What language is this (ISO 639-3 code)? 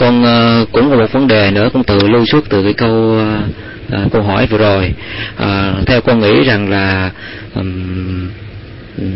vie